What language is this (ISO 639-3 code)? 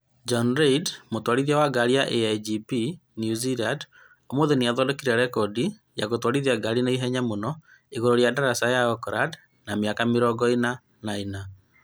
kik